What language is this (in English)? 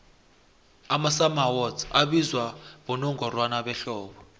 South Ndebele